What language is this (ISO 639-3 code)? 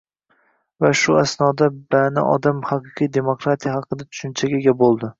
uzb